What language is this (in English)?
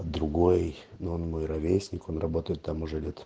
Russian